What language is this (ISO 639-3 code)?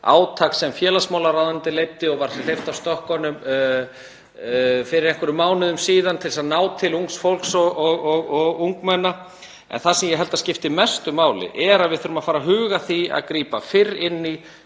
isl